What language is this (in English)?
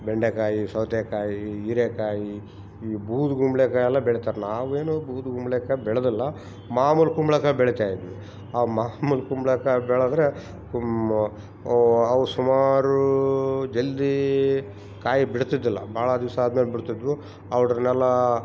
Kannada